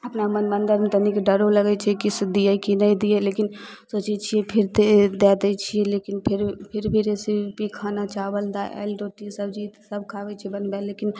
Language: Maithili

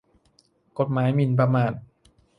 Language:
Thai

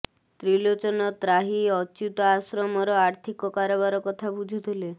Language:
Odia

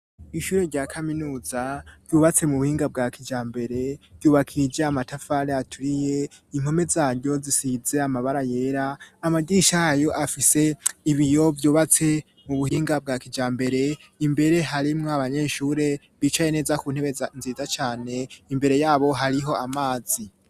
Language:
Rundi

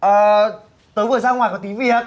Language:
Vietnamese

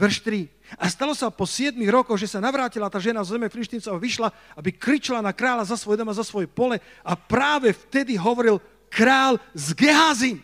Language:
Slovak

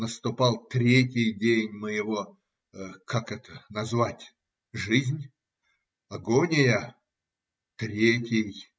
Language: Russian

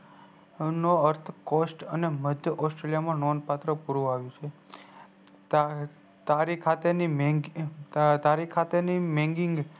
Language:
Gujarati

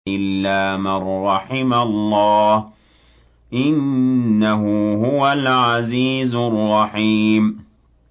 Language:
Arabic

